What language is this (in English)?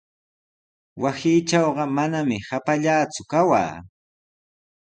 Sihuas Ancash Quechua